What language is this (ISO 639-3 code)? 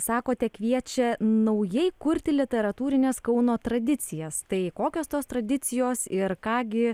lit